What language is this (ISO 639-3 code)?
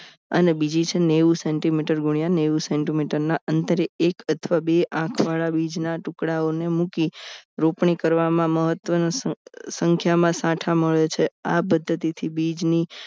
guj